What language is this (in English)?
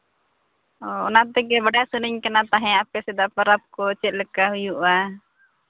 Santali